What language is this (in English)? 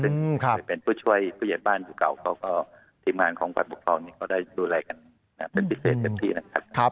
Thai